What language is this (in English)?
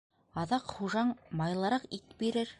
Bashkir